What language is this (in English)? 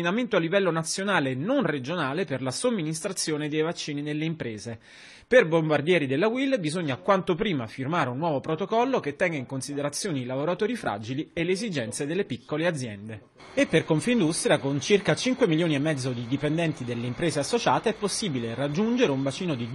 Italian